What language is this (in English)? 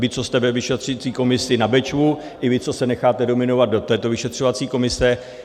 Czech